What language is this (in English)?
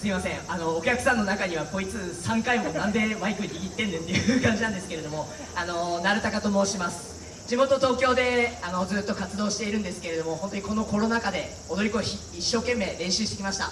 Japanese